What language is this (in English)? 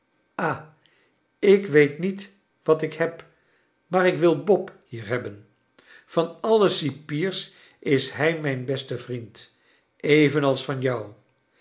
Dutch